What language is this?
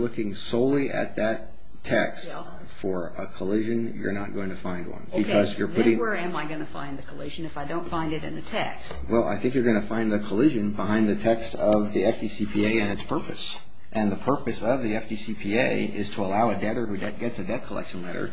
English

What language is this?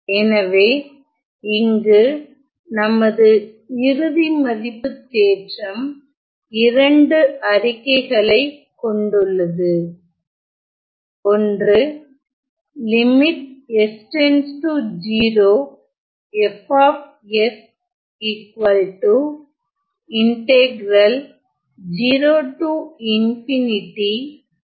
Tamil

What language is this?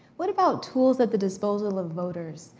English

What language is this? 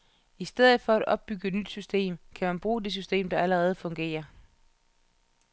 Danish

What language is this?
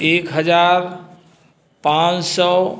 Hindi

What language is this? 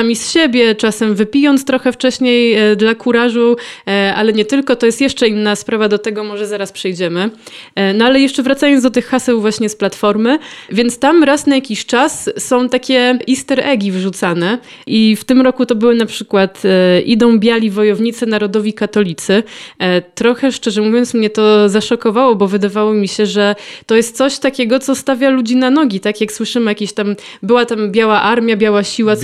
Polish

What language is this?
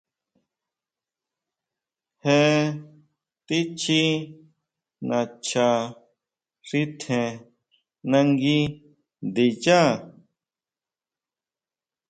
Huautla Mazatec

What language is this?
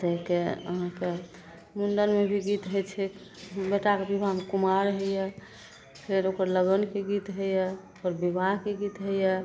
Maithili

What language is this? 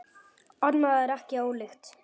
Icelandic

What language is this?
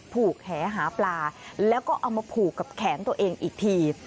Thai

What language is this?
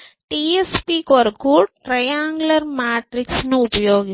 Telugu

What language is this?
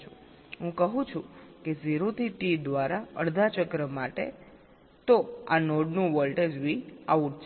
Gujarati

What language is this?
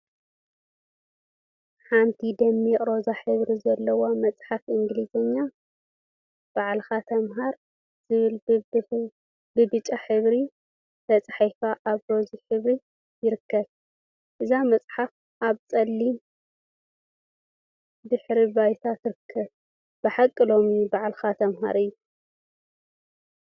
Tigrinya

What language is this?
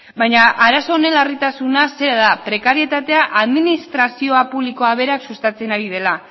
Basque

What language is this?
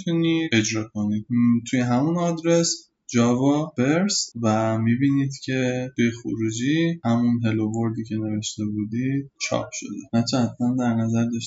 Persian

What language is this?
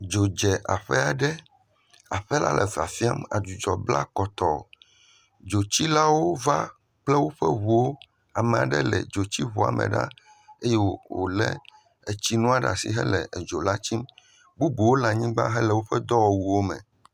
Ewe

